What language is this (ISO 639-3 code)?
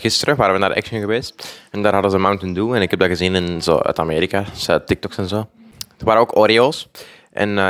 nld